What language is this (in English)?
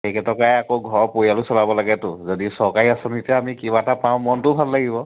Assamese